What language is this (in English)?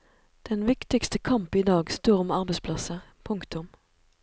Norwegian